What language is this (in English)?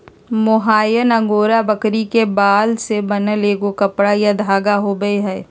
Magahi